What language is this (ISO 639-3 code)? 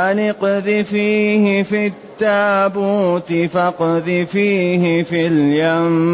ara